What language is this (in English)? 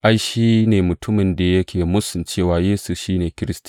Hausa